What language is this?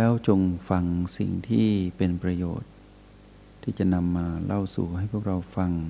Thai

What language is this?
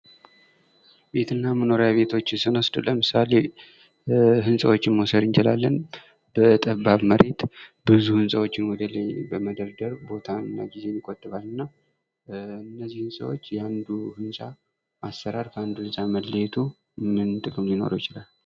Amharic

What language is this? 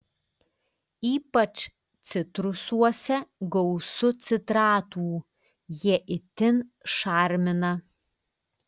Lithuanian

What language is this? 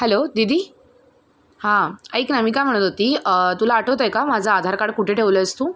Marathi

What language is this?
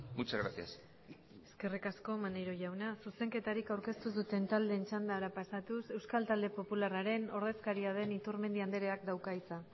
Basque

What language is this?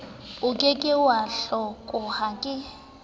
Southern Sotho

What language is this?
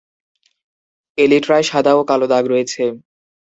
Bangla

